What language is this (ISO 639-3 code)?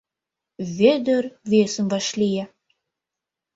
chm